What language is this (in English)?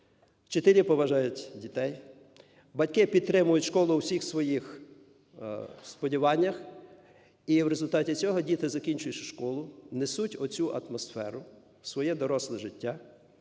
Ukrainian